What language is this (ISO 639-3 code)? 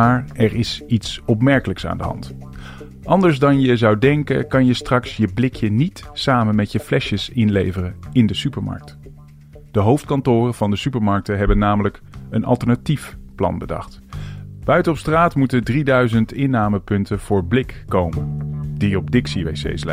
nld